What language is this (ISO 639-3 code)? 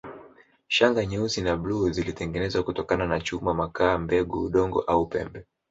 swa